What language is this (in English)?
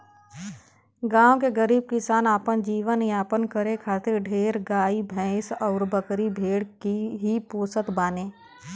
Bhojpuri